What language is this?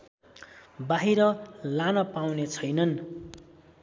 Nepali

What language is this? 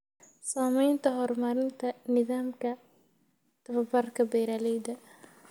Somali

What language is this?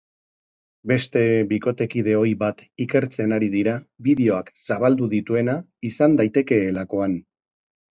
Basque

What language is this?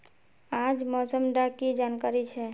Magahi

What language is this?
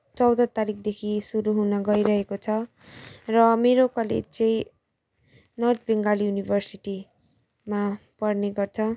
Nepali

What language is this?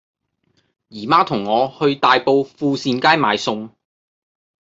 Cantonese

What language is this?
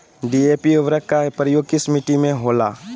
Magahi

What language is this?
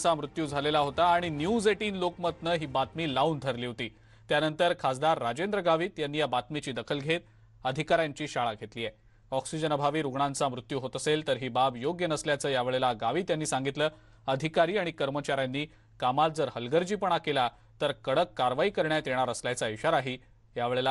Hindi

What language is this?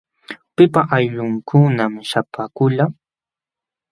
Jauja Wanca Quechua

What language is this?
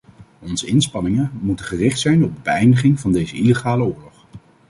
Dutch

